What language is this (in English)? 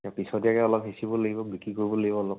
Assamese